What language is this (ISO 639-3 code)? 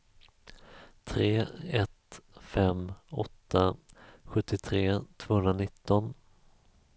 swe